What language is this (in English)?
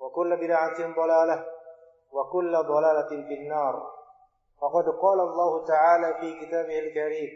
Indonesian